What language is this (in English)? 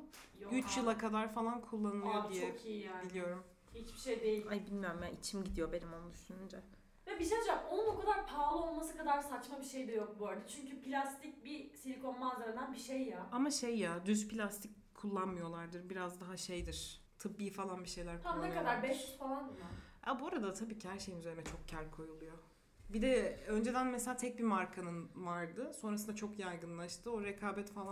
Turkish